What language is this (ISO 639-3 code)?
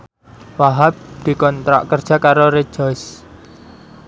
jav